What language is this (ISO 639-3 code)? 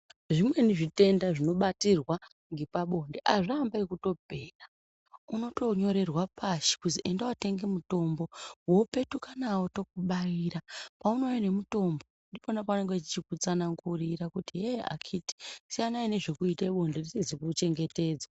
ndc